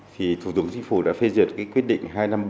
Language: Vietnamese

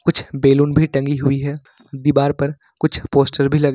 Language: Hindi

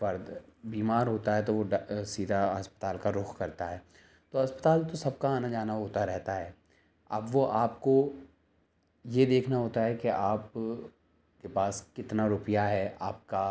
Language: Urdu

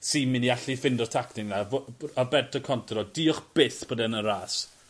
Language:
Welsh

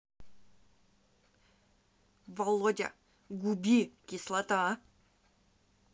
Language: Russian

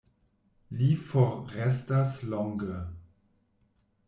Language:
Esperanto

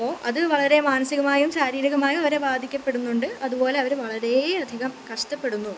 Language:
Malayalam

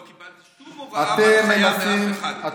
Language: Hebrew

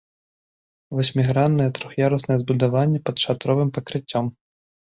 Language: Belarusian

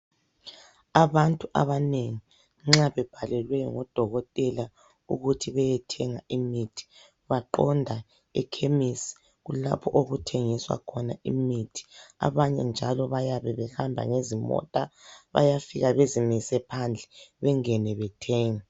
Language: North Ndebele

